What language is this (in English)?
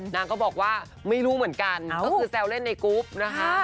Thai